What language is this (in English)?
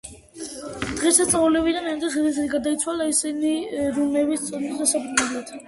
Georgian